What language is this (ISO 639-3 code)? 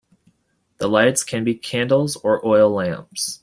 eng